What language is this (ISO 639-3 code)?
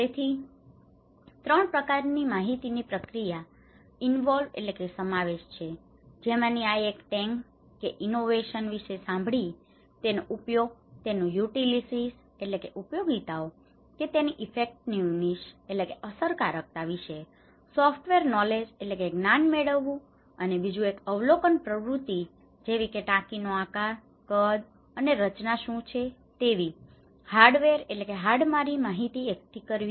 guj